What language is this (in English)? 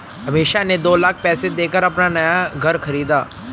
Hindi